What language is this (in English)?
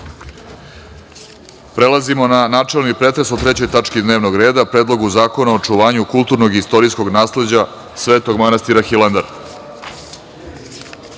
Serbian